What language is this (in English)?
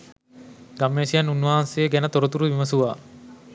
Sinhala